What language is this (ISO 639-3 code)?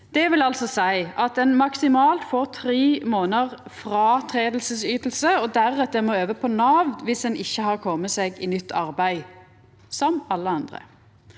nor